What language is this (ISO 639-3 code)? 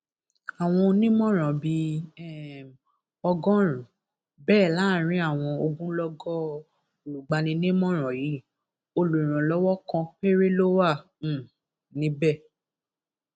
yor